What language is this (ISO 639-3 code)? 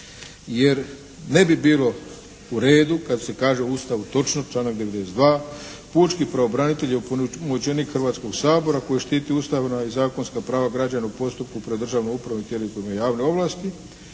hrv